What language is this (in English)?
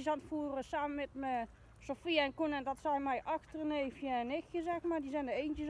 Dutch